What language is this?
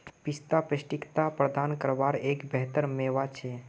Magahi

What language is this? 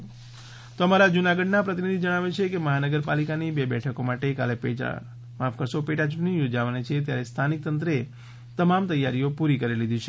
Gujarati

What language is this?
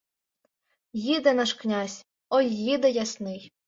Ukrainian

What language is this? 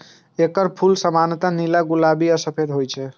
Maithili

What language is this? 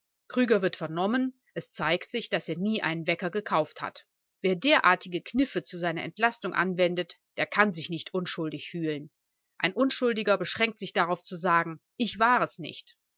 German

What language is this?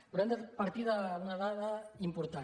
Catalan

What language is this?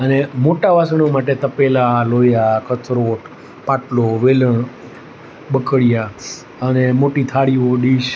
Gujarati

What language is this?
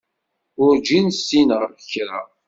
Kabyle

